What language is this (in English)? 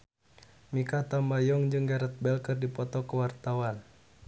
Sundanese